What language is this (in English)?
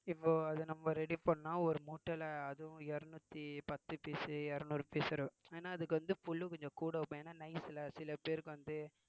Tamil